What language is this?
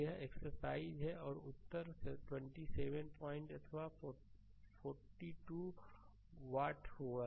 Hindi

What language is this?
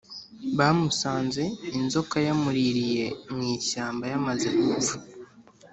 Kinyarwanda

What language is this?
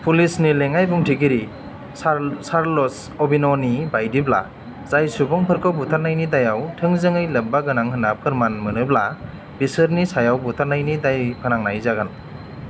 Bodo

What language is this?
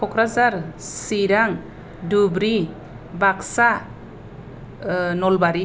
Bodo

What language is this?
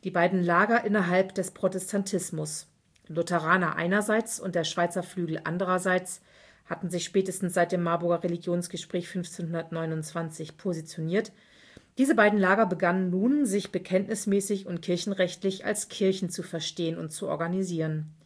German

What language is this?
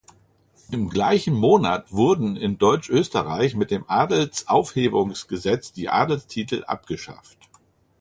German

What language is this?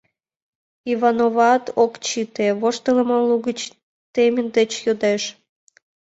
Mari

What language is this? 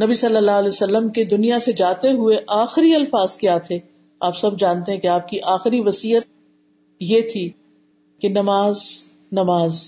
Urdu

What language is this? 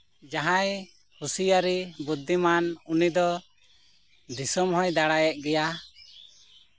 Santali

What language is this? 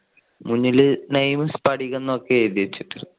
Malayalam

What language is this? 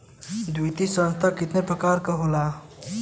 Bhojpuri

